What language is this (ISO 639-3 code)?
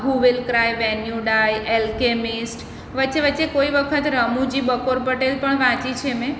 guj